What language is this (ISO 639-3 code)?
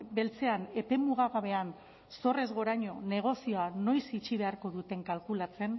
eus